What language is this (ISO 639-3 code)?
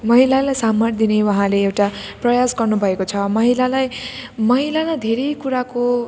nep